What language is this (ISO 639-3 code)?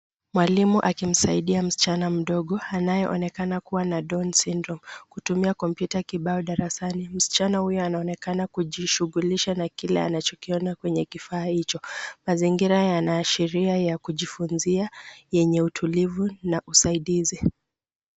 swa